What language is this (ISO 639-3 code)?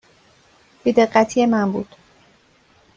fas